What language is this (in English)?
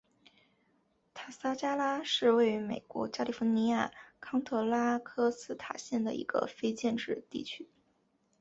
Chinese